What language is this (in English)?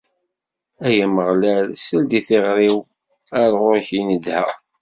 Kabyle